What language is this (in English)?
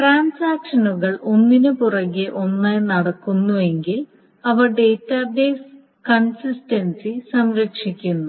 Malayalam